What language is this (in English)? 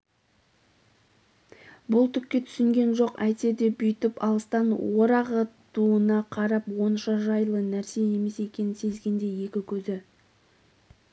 Kazakh